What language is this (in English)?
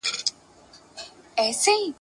Pashto